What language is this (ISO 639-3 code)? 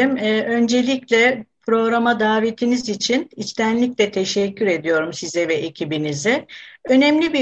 tur